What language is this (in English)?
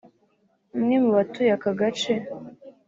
Kinyarwanda